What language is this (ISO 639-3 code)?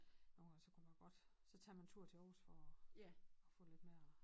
dan